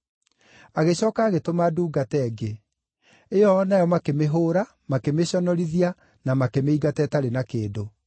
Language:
Kikuyu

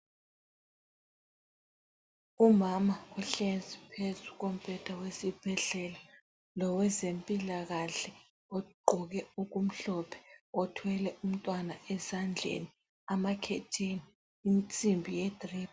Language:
North Ndebele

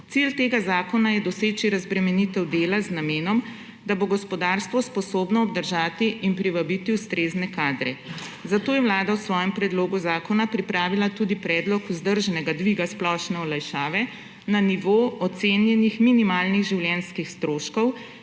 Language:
Slovenian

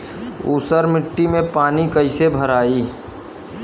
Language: Bhojpuri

